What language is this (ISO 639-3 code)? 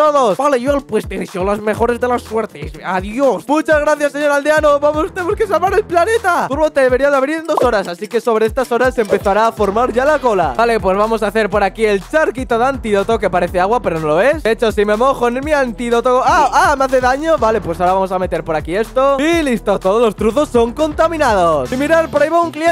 spa